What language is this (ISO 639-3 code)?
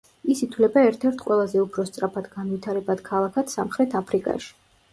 kat